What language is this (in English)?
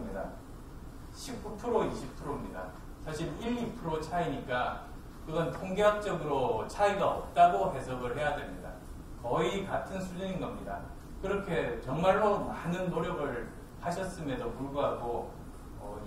Korean